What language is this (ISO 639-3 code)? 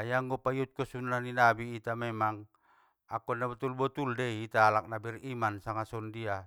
btm